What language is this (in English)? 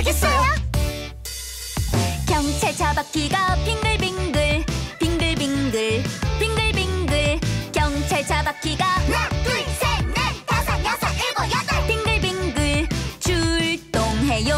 Korean